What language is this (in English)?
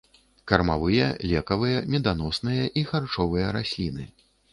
Belarusian